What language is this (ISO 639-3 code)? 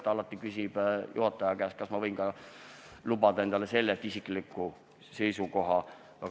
est